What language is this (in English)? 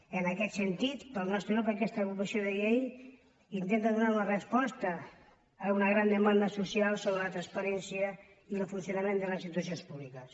Catalan